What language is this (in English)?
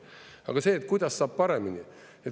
Estonian